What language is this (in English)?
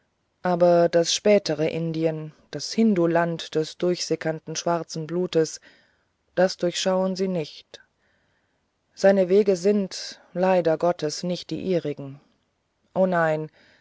German